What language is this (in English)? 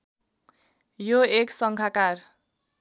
Nepali